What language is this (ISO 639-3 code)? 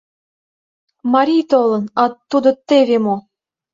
chm